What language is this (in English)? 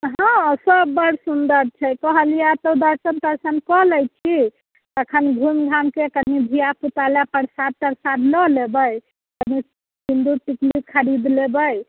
Maithili